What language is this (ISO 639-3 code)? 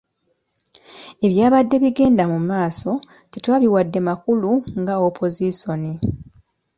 lug